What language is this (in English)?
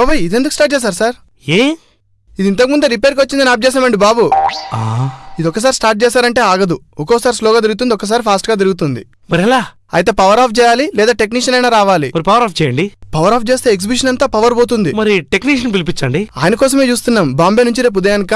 English